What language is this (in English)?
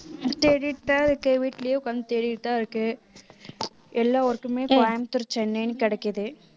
Tamil